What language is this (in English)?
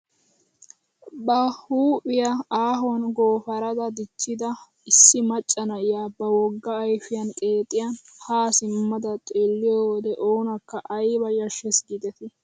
Wolaytta